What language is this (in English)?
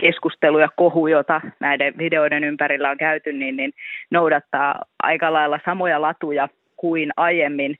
Finnish